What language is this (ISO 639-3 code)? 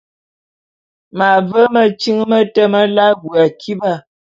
bum